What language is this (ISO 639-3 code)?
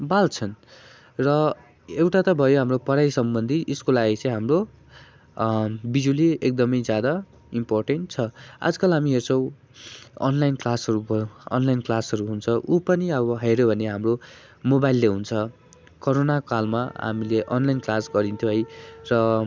nep